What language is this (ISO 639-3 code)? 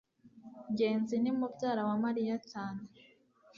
kin